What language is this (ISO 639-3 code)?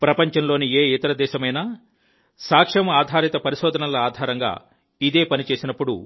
tel